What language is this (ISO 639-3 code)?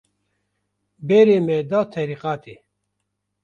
kur